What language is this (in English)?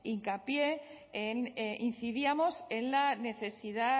Spanish